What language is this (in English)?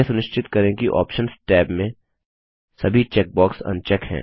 Hindi